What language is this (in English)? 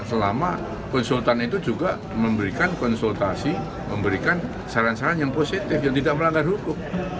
Indonesian